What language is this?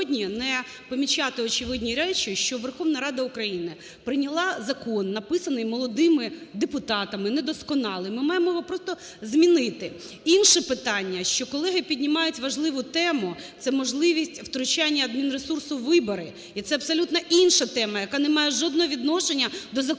Ukrainian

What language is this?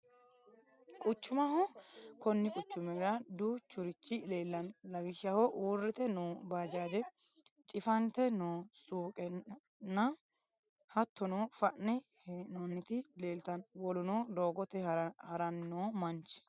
Sidamo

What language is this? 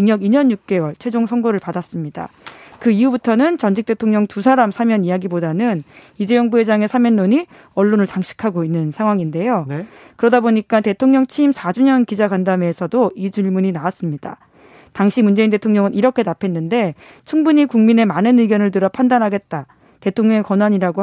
Korean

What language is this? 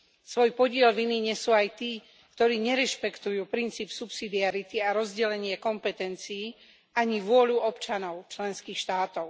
Slovak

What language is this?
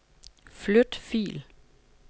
Danish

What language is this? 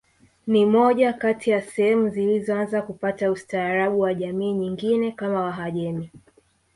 Swahili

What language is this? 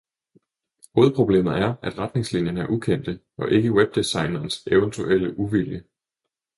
Danish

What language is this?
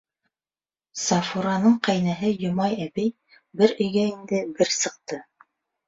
Bashkir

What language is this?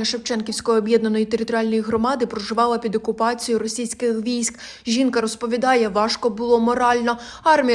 Ukrainian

